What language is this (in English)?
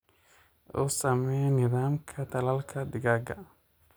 Somali